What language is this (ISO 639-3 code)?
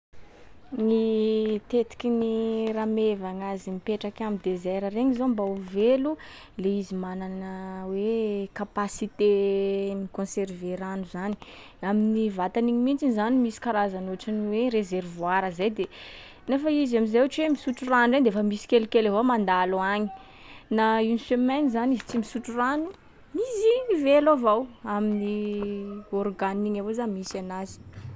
skg